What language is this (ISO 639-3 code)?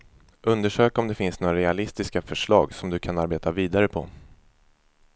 swe